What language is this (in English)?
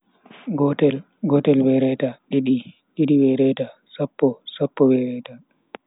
Bagirmi Fulfulde